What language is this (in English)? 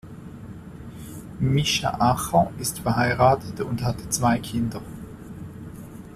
German